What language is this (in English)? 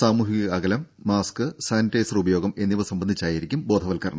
Malayalam